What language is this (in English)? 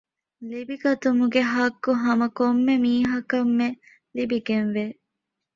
Divehi